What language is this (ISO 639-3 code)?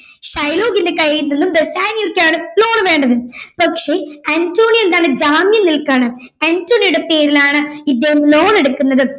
mal